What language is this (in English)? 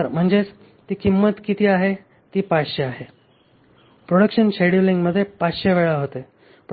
Marathi